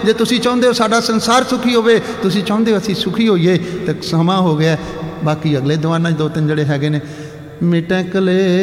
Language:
Punjabi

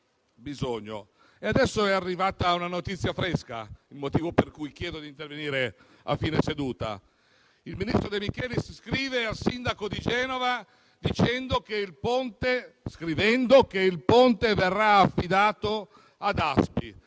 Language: Italian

